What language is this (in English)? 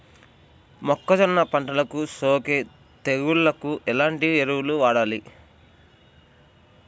Telugu